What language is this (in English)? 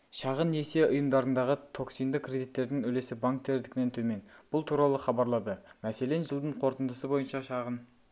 Kazakh